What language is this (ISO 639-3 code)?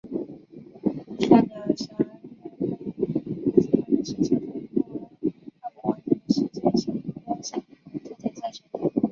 zho